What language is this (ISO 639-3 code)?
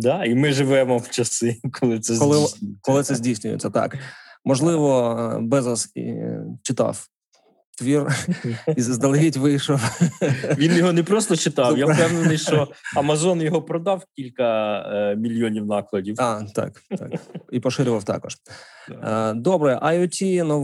ukr